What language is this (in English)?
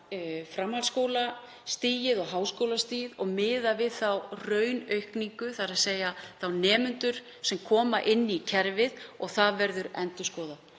Icelandic